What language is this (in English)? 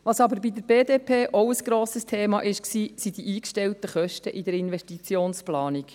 Swiss German